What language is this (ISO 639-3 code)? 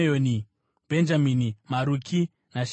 sna